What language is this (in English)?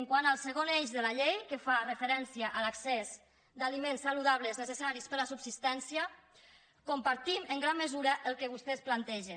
Catalan